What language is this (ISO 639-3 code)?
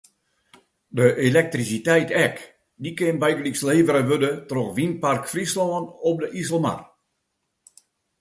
fry